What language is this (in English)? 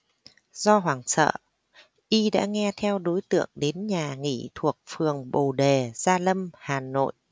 Vietnamese